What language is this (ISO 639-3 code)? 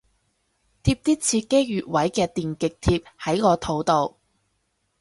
yue